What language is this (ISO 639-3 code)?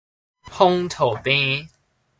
nan